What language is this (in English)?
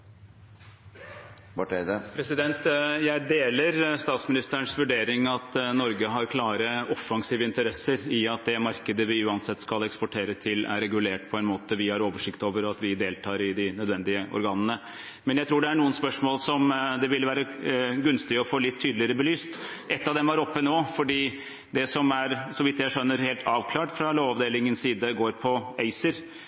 Norwegian